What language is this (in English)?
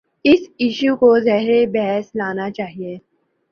Urdu